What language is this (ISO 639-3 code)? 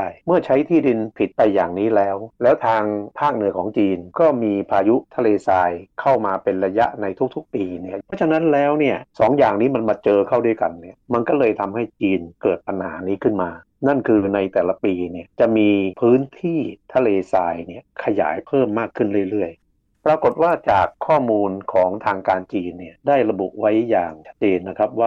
tha